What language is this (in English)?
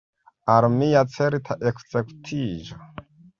Esperanto